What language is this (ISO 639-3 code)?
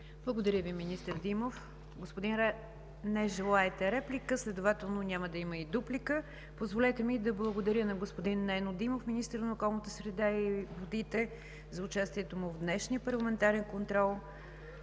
bul